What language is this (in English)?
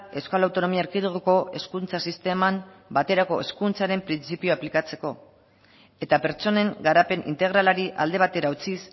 Basque